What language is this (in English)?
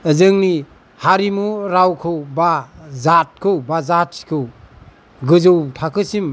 Bodo